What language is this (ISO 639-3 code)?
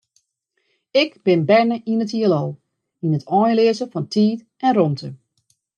fry